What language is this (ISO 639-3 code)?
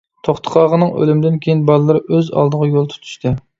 uig